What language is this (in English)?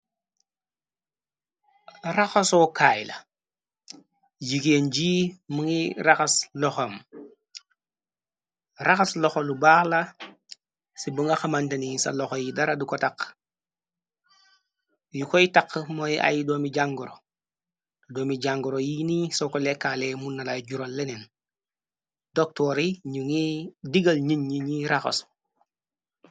Wolof